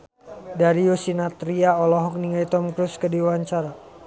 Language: Sundanese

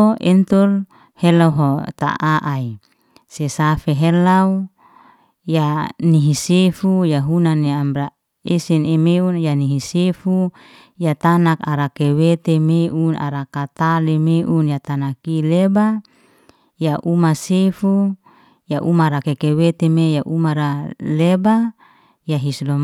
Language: Liana-Seti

